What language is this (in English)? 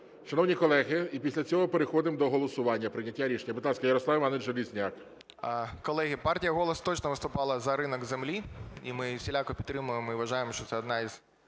Ukrainian